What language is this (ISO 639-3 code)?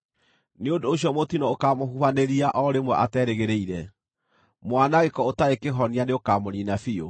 kik